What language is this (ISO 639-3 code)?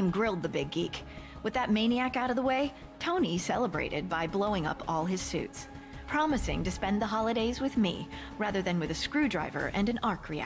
pol